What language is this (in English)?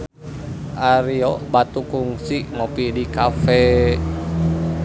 Sundanese